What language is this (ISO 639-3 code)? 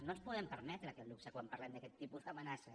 cat